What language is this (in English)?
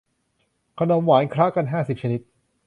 Thai